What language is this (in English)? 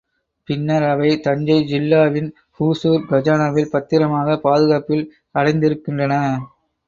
Tamil